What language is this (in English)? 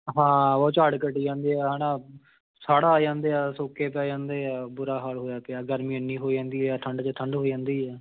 Punjabi